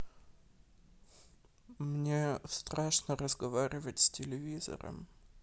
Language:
Russian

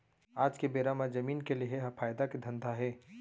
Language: Chhattisgarhi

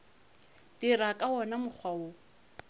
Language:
Northern Sotho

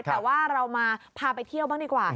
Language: Thai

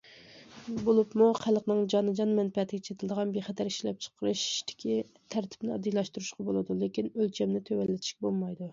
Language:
Uyghur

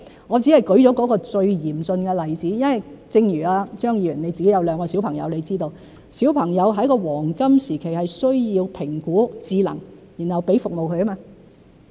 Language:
Cantonese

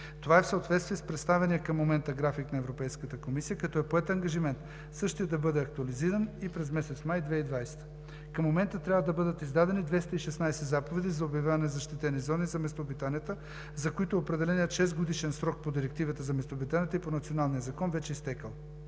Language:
Bulgarian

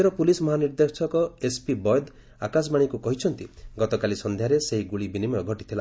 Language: Odia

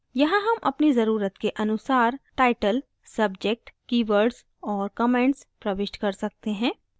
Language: Hindi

